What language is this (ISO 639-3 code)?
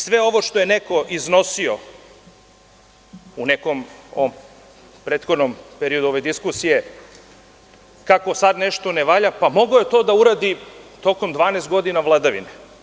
srp